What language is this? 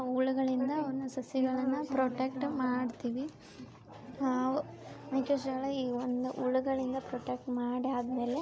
Kannada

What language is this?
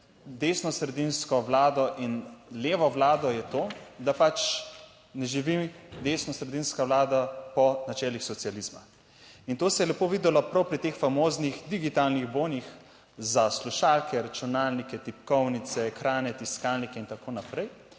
Slovenian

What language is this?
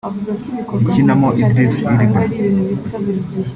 Kinyarwanda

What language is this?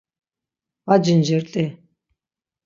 Laz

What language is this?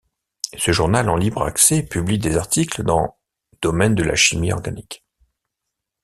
French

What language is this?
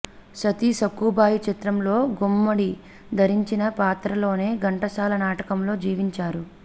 Telugu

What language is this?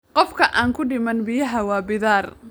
Somali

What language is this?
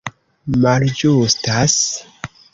Esperanto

